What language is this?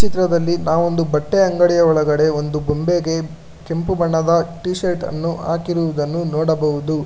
Kannada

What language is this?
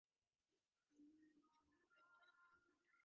Divehi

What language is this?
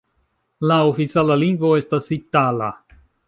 Esperanto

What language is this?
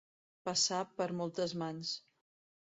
Catalan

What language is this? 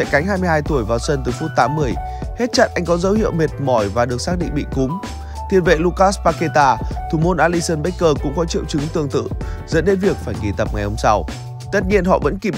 Vietnamese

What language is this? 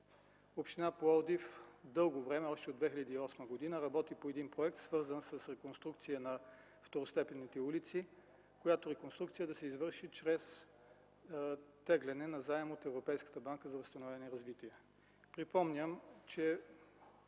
Bulgarian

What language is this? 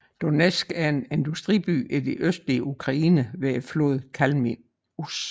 Danish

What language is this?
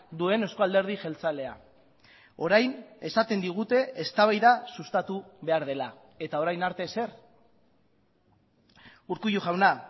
Basque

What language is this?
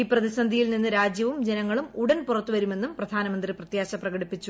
Malayalam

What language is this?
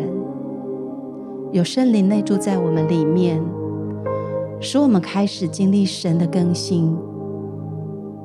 Chinese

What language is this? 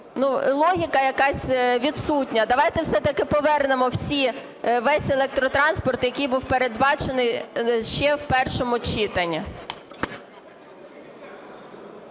Ukrainian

